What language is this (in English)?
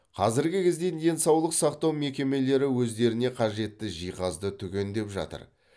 Kazakh